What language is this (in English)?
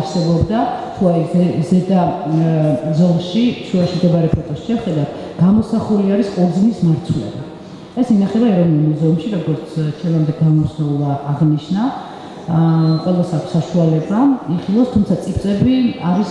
German